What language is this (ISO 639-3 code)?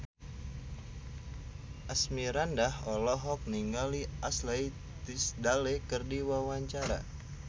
sun